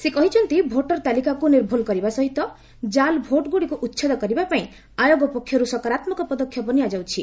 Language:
Odia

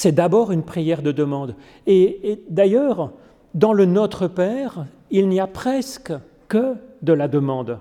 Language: French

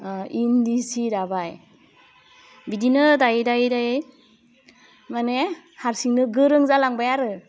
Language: Bodo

